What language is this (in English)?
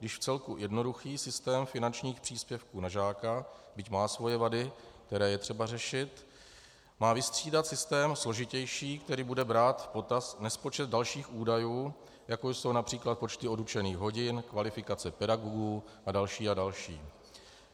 Czech